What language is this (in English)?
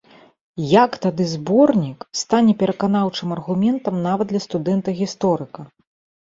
Belarusian